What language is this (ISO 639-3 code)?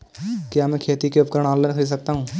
hin